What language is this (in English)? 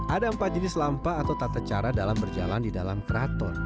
Indonesian